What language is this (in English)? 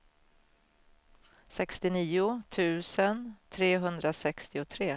Swedish